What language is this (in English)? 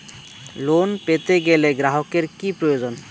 Bangla